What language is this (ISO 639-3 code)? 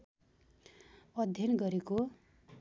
nep